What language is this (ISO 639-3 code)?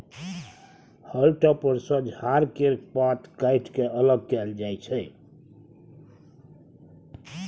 mai